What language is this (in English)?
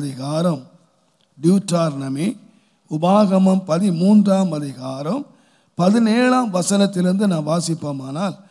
Arabic